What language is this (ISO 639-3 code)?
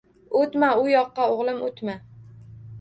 uzb